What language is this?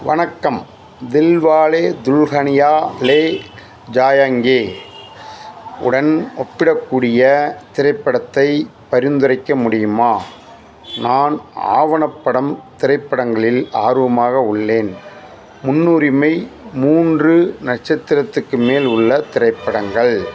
Tamil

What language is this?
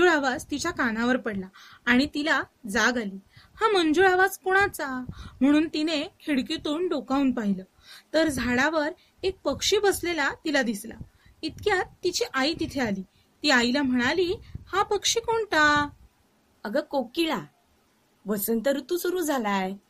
Marathi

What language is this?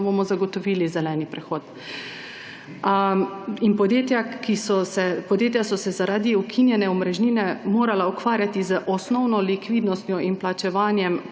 Slovenian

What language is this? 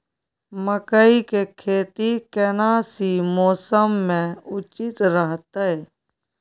Maithili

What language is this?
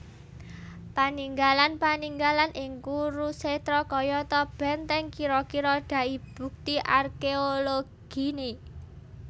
Javanese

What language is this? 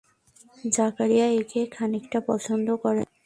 Bangla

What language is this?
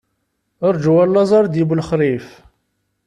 Kabyle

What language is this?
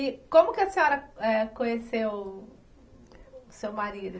Portuguese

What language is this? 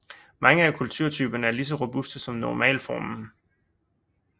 Danish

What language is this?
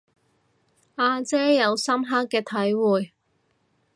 Cantonese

